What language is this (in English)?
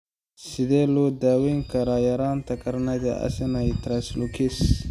Somali